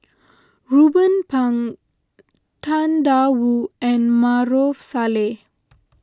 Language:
English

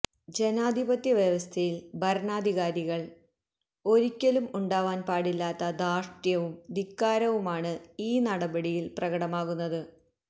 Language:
Malayalam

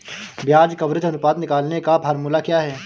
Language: Hindi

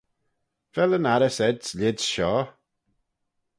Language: Manx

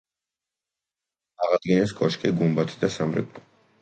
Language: Georgian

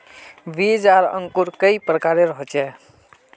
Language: Magahi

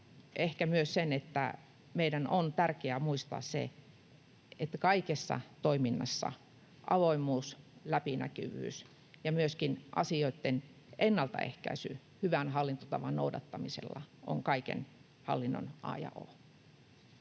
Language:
Finnish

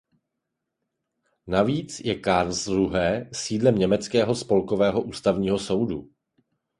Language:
Czech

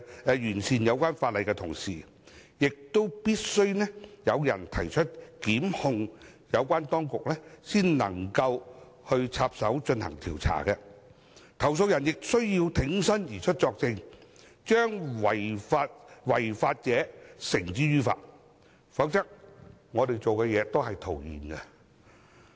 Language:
Cantonese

